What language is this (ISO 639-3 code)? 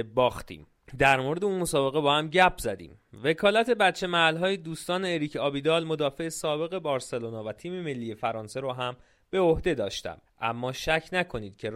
fas